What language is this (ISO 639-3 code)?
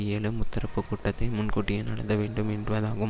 tam